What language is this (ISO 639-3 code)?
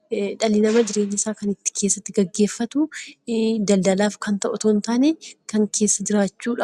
orm